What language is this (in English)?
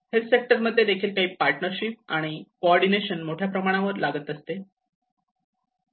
Marathi